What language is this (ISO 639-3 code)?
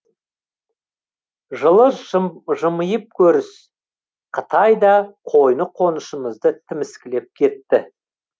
kaz